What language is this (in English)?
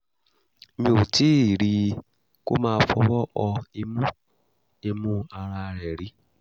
Yoruba